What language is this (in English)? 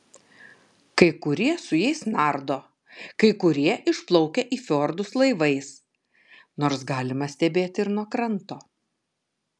Lithuanian